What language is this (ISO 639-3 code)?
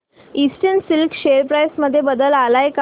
mar